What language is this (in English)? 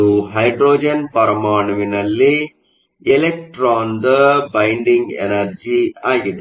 Kannada